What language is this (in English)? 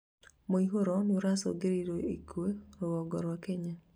Kikuyu